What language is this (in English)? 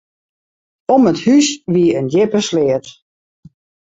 Western Frisian